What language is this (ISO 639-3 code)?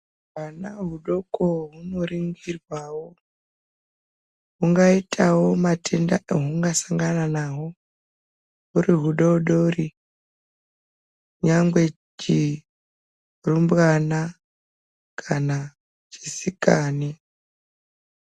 ndc